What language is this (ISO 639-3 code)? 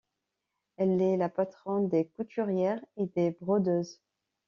fra